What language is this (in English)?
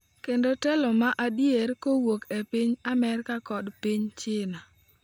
Luo (Kenya and Tanzania)